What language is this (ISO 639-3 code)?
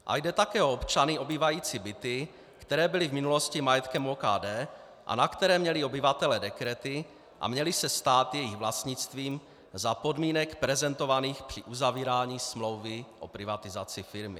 ces